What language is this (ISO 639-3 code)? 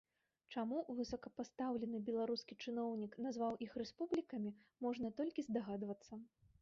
bel